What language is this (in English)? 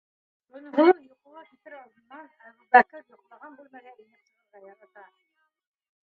Bashkir